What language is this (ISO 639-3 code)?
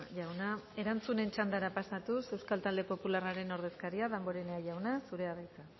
eus